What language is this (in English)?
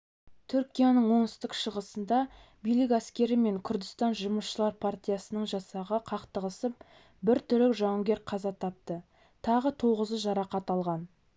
Kazakh